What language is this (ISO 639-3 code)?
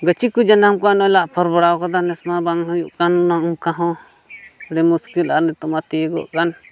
sat